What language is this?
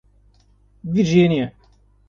Portuguese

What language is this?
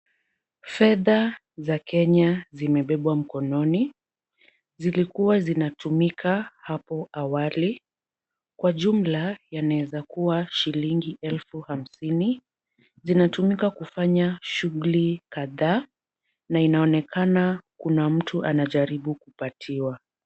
Swahili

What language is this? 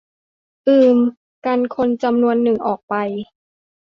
Thai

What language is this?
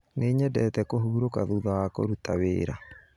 Kikuyu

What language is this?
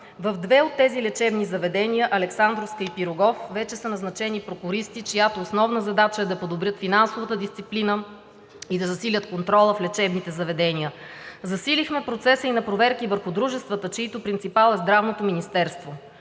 Bulgarian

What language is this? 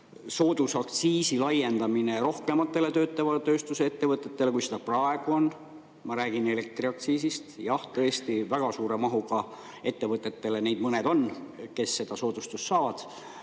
Estonian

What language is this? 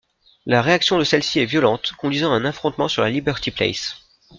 French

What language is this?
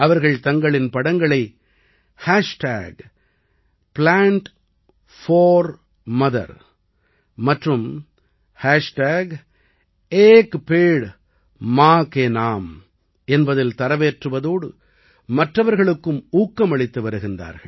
Tamil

